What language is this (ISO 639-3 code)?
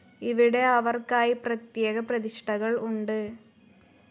mal